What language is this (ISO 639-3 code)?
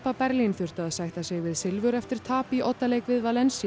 isl